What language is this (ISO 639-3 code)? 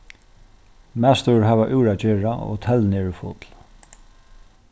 fao